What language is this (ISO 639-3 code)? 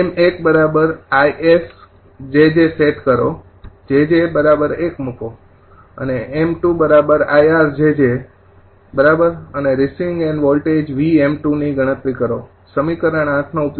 guj